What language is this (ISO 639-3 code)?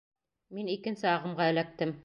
bak